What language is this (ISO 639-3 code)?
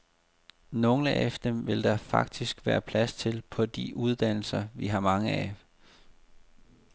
dan